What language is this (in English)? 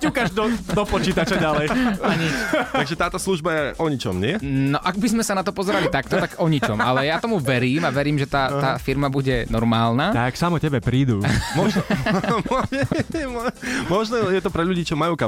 Slovak